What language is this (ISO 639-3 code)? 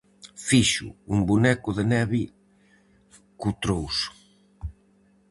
glg